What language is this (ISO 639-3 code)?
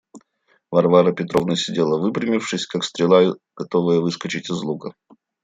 rus